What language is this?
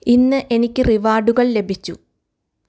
Malayalam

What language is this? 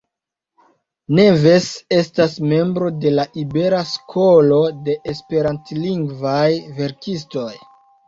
Esperanto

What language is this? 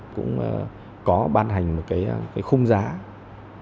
Vietnamese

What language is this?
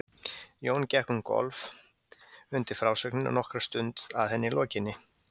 Icelandic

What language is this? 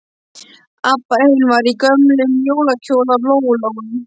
Icelandic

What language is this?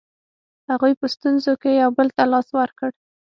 Pashto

